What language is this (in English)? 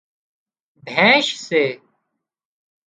Wadiyara Koli